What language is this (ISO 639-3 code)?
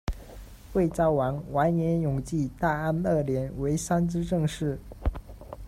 zho